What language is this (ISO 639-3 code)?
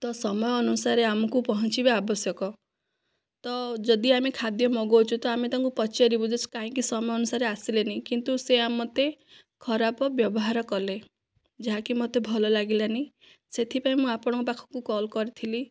ori